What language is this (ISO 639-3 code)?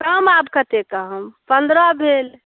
mai